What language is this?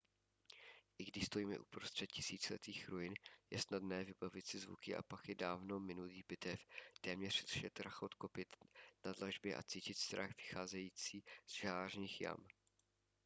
Czech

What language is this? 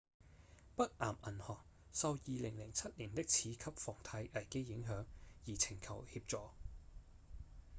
Cantonese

